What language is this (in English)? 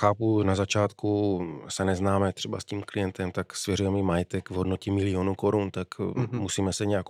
Czech